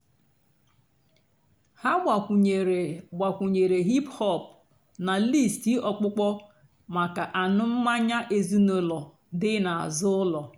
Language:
Igbo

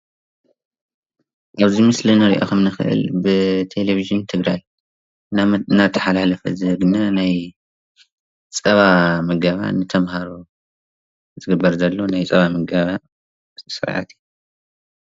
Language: Tigrinya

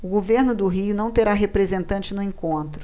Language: Portuguese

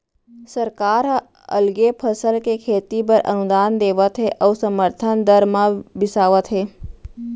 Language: Chhattisgarhi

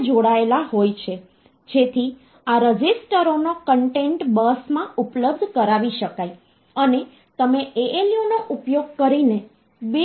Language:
Gujarati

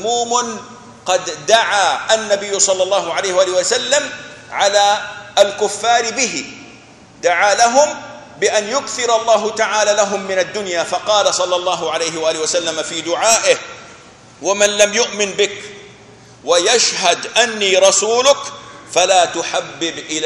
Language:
Arabic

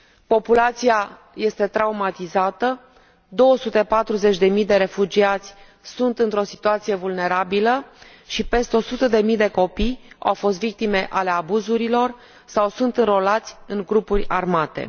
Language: Romanian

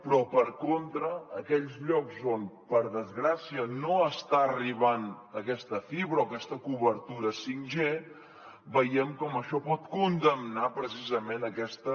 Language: Catalan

